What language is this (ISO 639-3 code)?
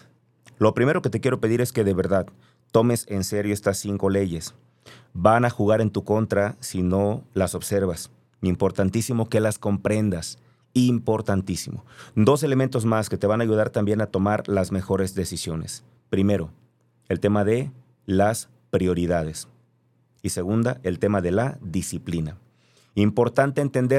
spa